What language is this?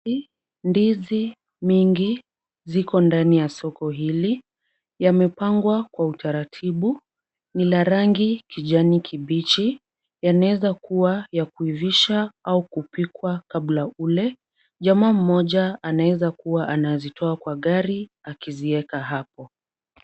Swahili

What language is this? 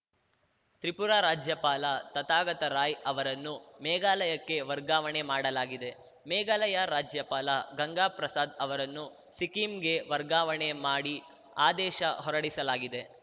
Kannada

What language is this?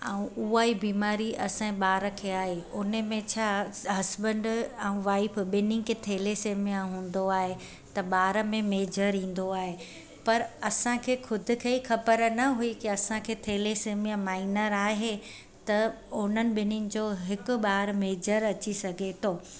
Sindhi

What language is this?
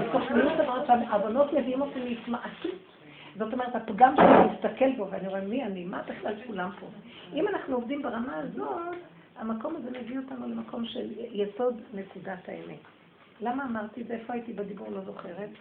Hebrew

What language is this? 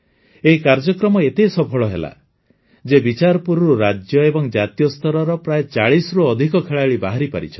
Odia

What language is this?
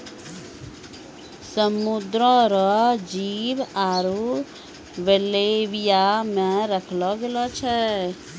Maithili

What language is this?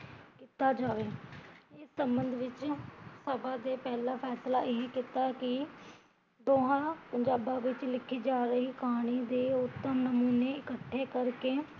Punjabi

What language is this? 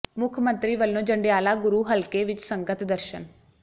Punjabi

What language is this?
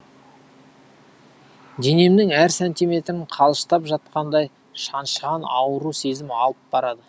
Kazakh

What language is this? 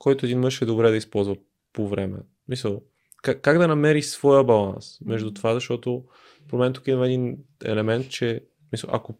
Bulgarian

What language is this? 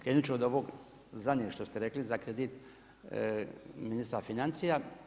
Croatian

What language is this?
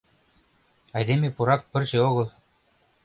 Mari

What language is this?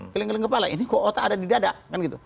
Indonesian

